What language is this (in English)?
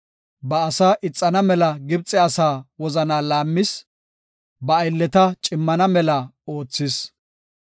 Gofa